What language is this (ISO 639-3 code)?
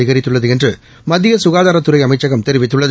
tam